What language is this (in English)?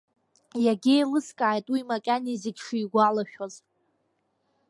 Abkhazian